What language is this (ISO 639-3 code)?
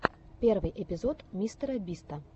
rus